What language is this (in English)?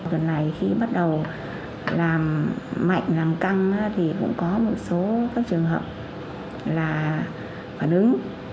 Vietnamese